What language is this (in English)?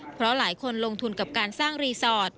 Thai